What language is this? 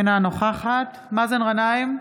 Hebrew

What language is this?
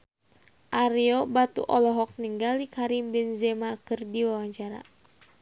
Sundanese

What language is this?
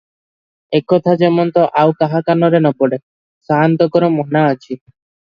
Odia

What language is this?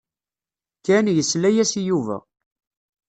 Kabyle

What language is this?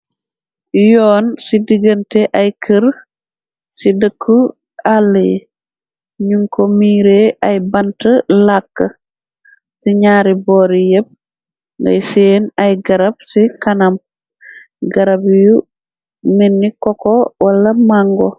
Wolof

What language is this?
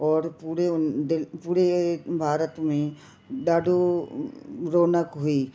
Sindhi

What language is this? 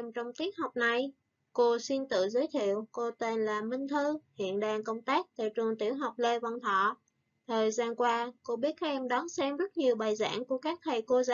Vietnamese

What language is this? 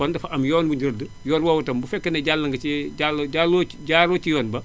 Wolof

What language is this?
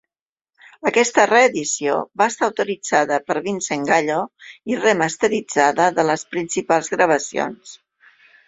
Catalan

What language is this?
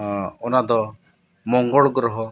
Santali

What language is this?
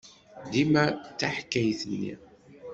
Kabyle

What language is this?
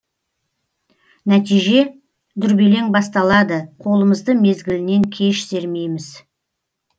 Kazakh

